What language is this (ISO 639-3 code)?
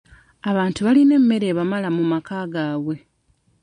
lug